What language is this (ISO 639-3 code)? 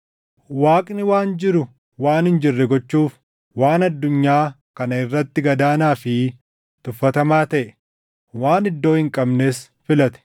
orm